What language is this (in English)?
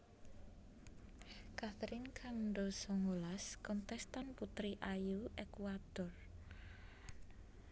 Javanese